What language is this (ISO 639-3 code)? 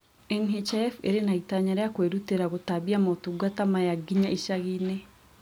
kik